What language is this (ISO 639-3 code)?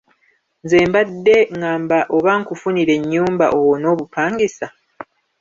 lug